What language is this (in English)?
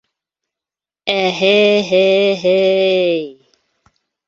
Bashkir